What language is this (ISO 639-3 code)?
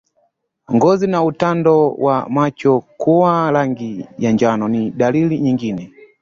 swa